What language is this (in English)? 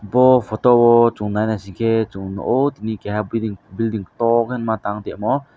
Kok Borok